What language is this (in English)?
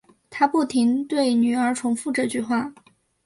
Chinese